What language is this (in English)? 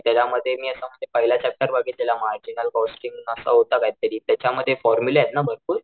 Marathi